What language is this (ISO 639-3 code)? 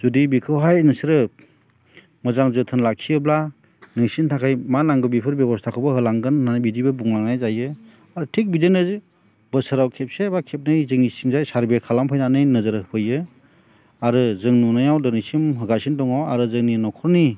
brx